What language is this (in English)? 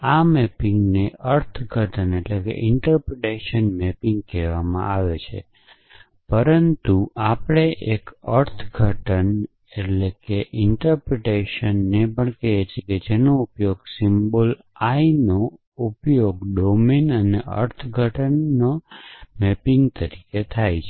Gujarati